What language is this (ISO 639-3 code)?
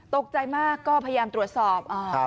tha